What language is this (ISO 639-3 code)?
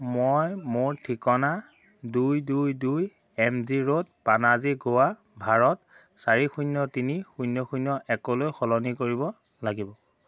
asm